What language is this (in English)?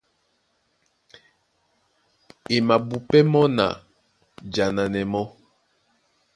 Duala